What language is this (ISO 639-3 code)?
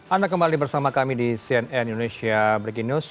ind